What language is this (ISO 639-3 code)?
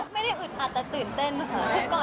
tha